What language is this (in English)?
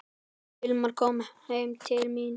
Icelandic